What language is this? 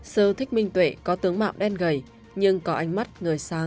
Vietnamese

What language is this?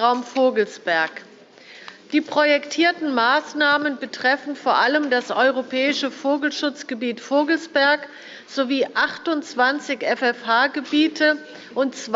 German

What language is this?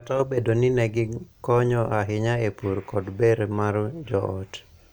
Luo (Kenya and Tanzania)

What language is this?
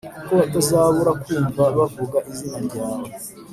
Kinyarwanda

